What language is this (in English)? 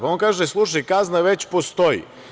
Serbian